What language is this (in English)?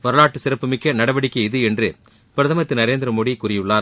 Tamil